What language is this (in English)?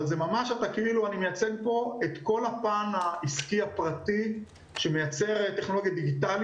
Hebrew